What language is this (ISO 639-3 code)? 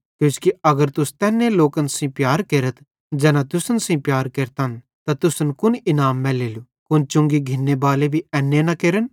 bhd